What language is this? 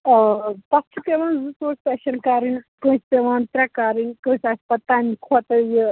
Kashmiri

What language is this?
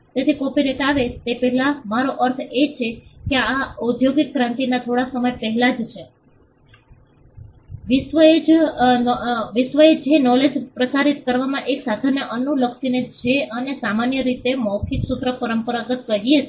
Gujarati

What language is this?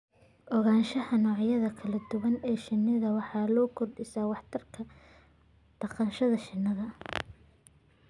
Somali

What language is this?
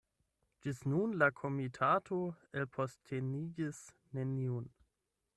Esperanto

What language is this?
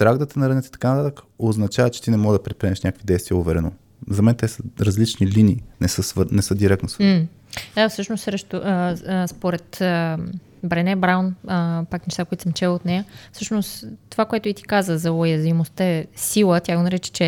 Bulgarian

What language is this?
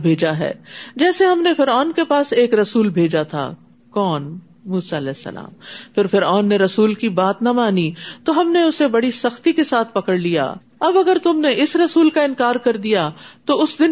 Urdu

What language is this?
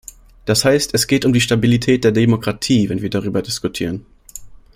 German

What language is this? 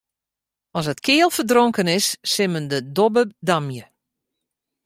Western Frisian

